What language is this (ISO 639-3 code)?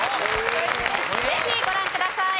jpn